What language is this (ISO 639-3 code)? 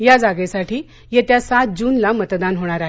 mar